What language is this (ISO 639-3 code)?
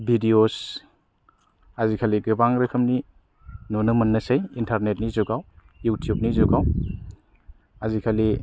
brx